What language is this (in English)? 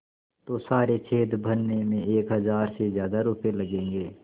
Hindi